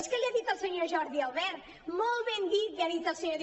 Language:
Catalan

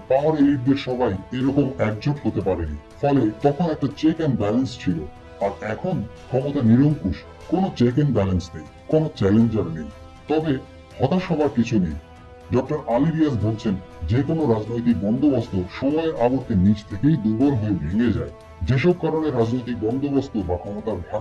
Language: Bangla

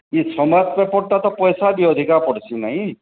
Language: Odia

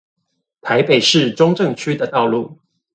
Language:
Chinese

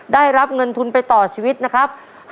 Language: Thai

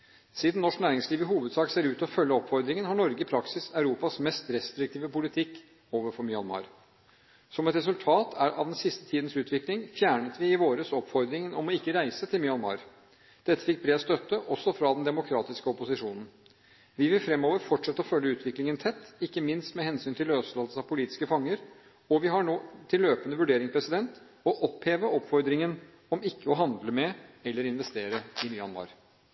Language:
Norwegian Bokmål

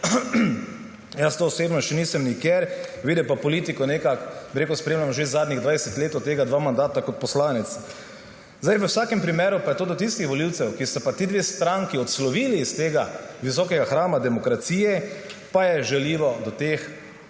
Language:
Slovenian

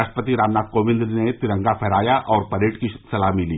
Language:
Hindi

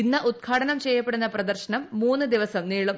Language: Malayalam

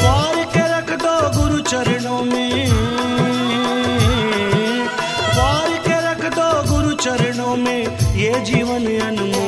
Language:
Hindi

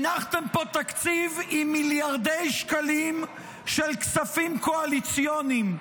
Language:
Hebrew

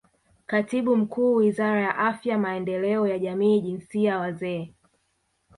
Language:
Swahili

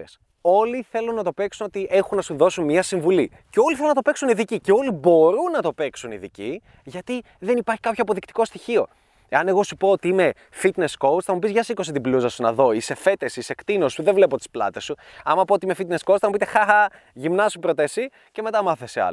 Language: Greek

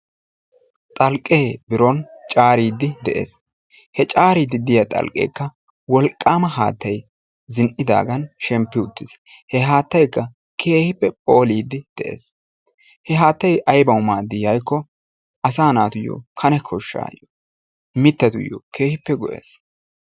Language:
Wolaytta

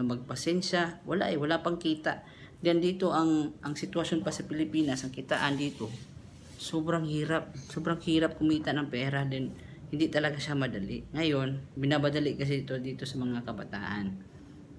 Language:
Filipino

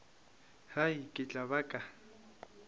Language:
Northern Sotho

